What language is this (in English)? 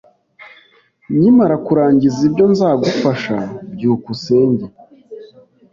Kinyarwanda